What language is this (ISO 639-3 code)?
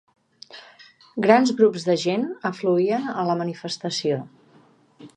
cat